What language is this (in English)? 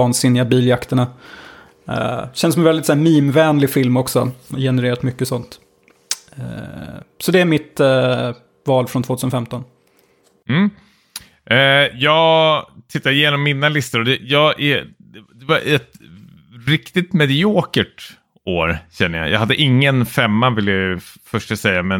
Swedish